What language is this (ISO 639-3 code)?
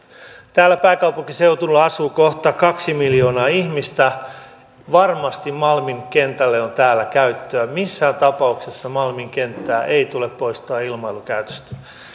fin